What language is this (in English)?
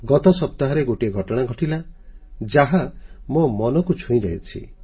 Odia